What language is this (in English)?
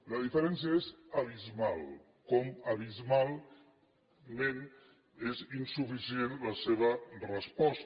Catalan